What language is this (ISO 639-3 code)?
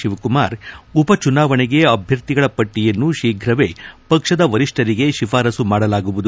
kan